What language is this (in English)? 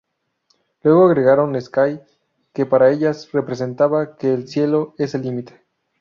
Spanish